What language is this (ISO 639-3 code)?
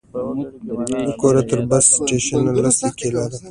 pus